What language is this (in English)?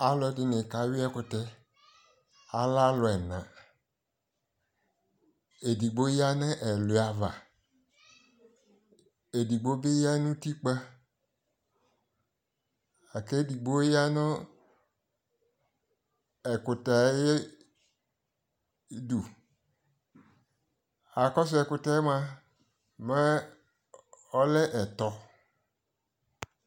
Ikposo